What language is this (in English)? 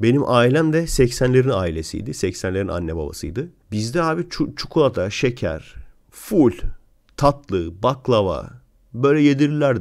Turkish